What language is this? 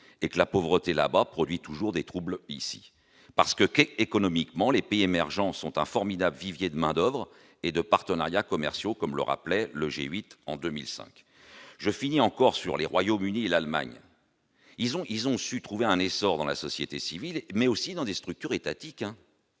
French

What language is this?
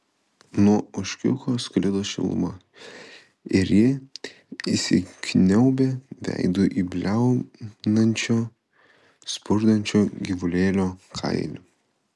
Lithuanian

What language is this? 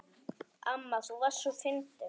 Icelandic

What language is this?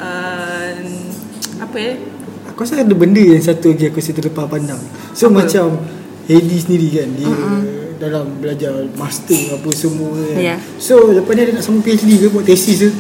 Malay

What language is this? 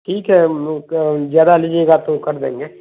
Urdu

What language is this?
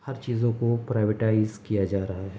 Urdu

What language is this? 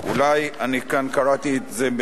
Hebrew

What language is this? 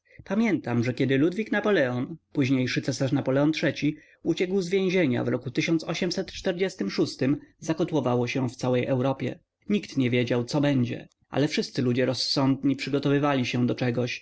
Polish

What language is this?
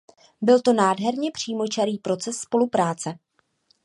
Czech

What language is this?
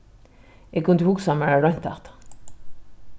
Faroese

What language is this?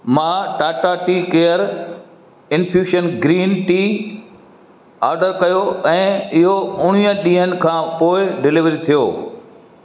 Sindhi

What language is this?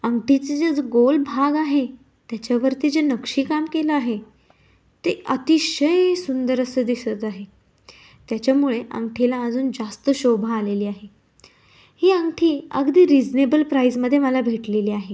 Marathi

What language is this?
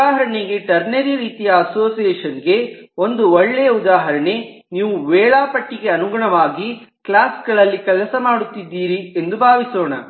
Kannada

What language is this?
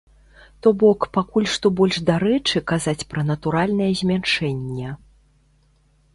Belarusian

